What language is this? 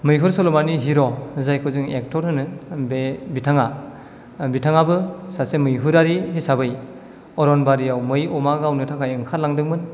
Bodo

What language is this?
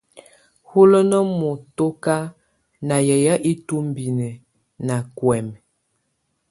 Tunen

